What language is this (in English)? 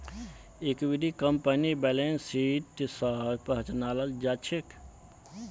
Magahi